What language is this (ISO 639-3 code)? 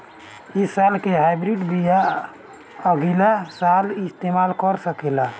bho